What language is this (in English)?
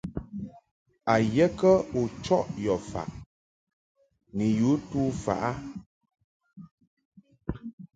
Mungaka